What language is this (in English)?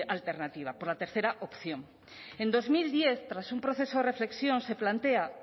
Spanish